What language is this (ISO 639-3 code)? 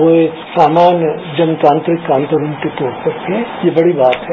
hin